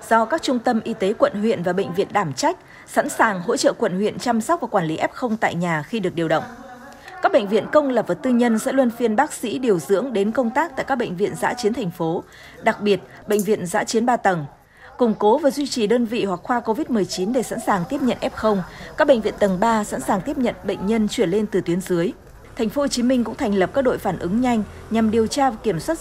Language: Vietnamese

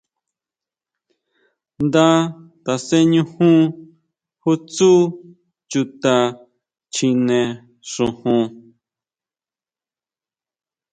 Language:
Huautla Mazatec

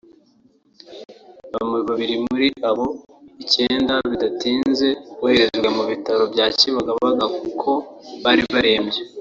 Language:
Kinyarwanda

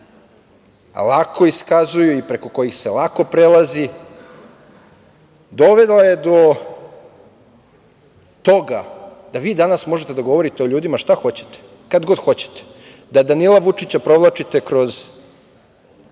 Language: Serbian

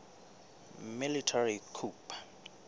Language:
Southern Sotho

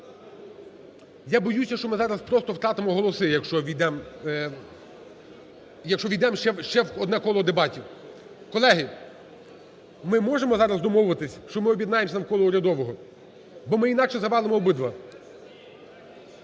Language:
Ukrainian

